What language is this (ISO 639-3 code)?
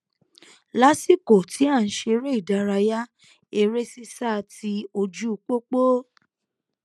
yor